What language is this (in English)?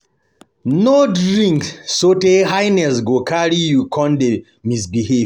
Nigerian Pidgin